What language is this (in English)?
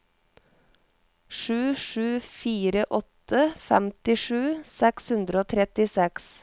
Norwegian